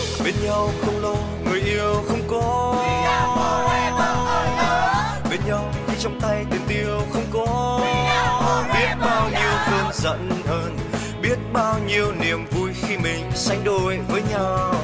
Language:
Vietnamese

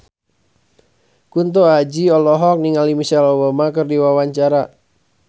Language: Sundanese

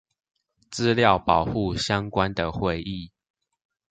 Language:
Chinese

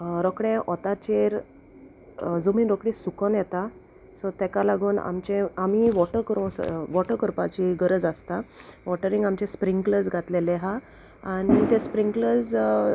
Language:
Konkani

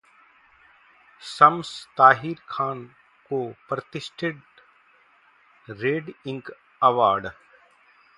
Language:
Hindi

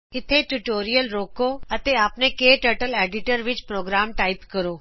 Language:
Punjabi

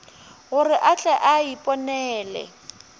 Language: Northern Sotho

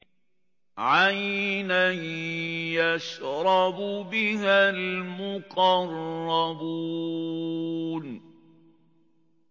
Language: Arabic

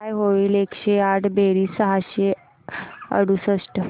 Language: Marathi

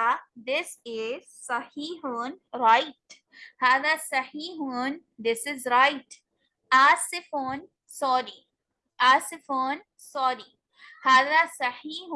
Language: English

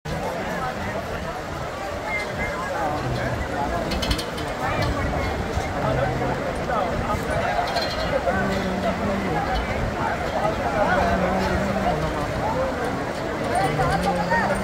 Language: Hindi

